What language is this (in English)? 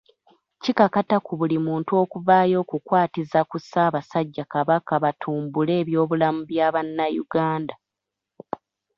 Ganda